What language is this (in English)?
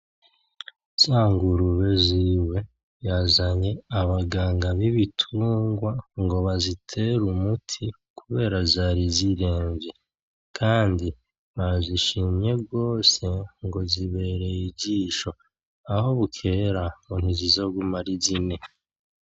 Rundi